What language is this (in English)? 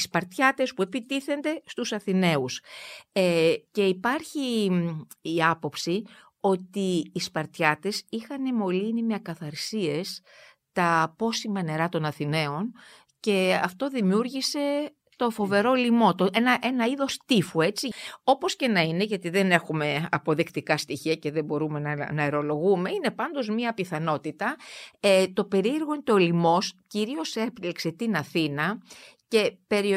Greek